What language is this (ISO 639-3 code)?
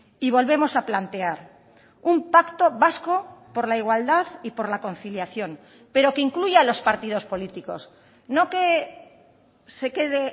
spa